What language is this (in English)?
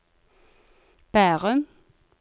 Norwegian